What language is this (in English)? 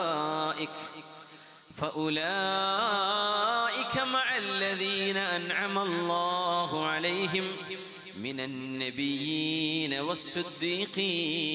Malayalam